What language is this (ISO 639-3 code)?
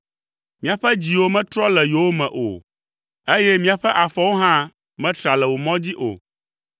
ewe